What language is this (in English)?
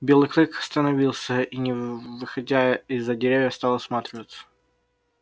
Russian